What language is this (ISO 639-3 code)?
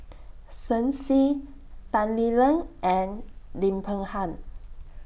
eng